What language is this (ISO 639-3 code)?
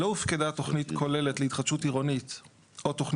heb